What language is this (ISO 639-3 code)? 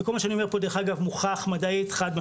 heb